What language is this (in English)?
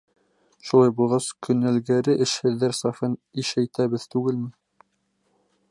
Bashkir